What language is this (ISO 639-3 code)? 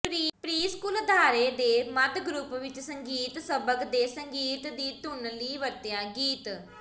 pan